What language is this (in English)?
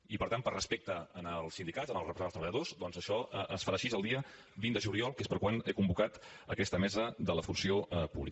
Catalan